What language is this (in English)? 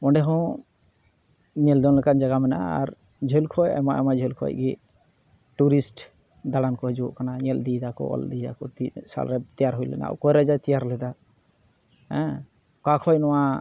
Santali